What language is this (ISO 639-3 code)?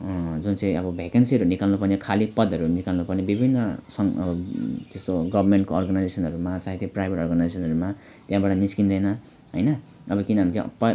nep